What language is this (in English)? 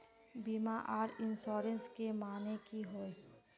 Magahi